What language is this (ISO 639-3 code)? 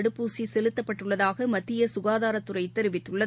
tam